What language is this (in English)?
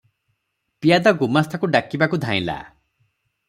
Odia